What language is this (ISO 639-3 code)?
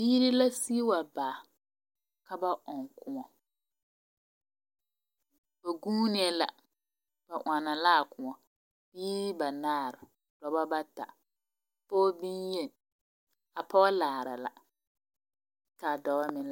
dga